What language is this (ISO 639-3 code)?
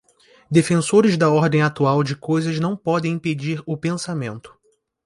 por